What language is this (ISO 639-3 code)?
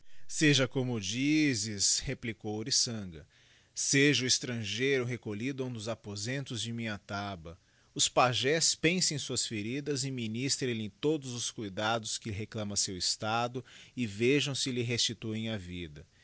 por